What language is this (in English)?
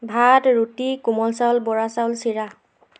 Assamese